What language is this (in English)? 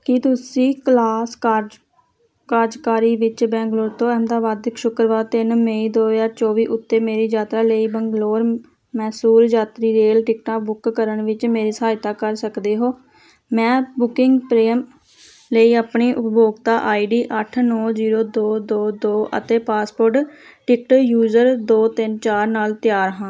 Punjabi